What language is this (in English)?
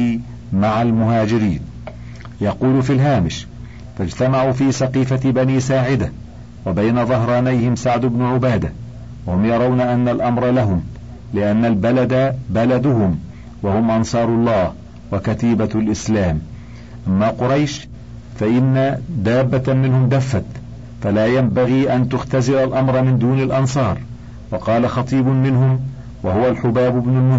Arabic